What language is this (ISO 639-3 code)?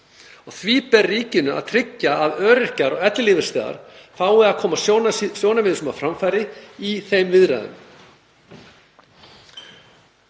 isl